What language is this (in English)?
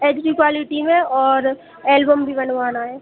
Hindi